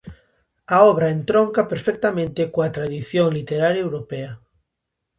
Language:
Galician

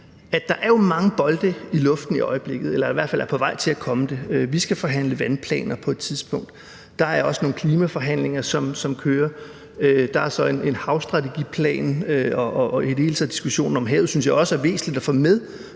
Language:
Danish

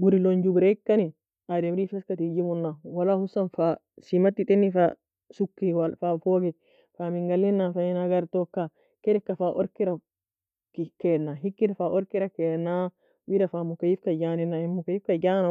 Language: Nobiin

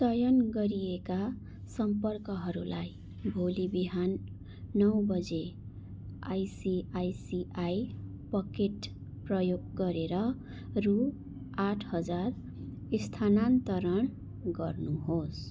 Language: Nepali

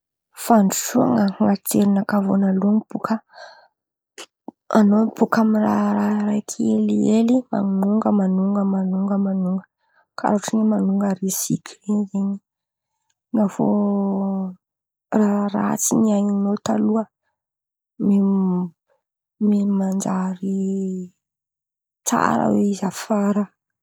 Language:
Antankarana Malagasy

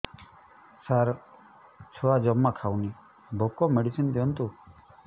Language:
Odia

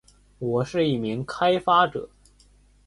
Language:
Chinese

